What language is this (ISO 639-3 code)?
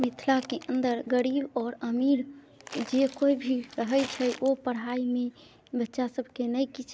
mai